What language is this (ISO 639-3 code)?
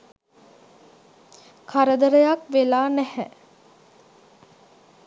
sin